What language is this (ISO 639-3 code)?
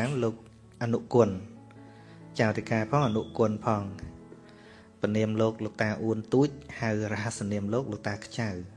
vie